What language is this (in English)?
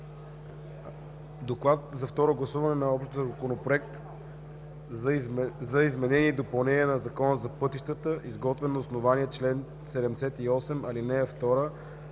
Bulgarian